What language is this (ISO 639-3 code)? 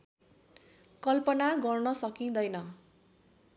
nep